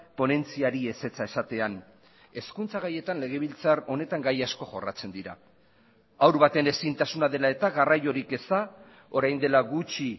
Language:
Basque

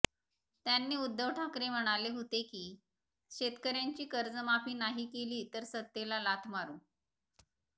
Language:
Marathi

